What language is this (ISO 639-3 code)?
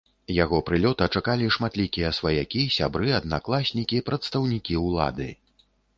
bel